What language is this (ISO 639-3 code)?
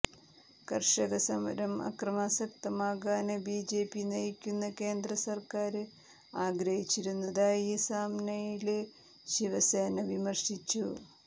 mal